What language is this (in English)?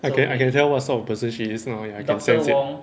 English